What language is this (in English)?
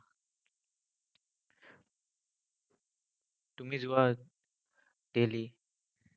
Assamese